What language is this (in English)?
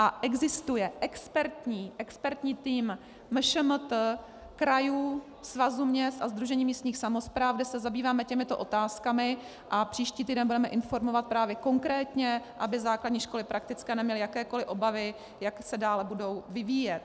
Czech